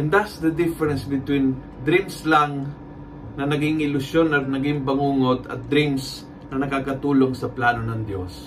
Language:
Filipino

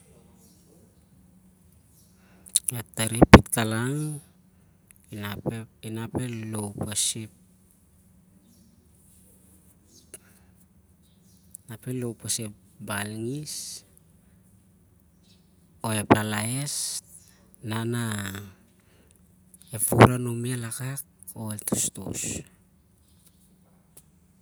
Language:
Siar-Lak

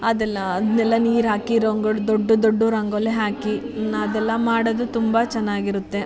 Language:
Kannada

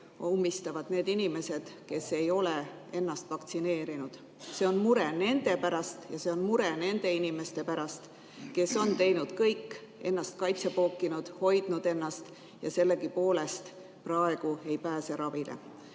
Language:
Estonian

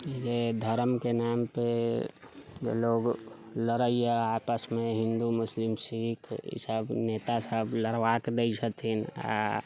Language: Maithili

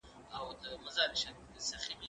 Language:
Pashto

